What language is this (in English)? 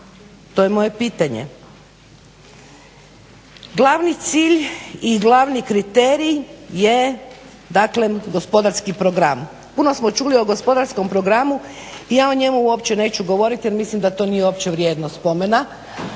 Croatian